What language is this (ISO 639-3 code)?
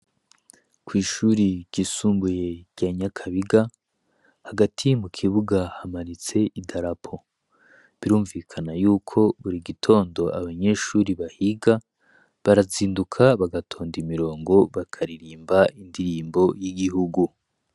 run